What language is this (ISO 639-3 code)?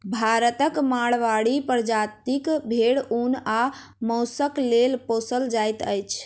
mai